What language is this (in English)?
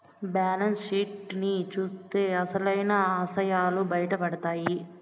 Telugu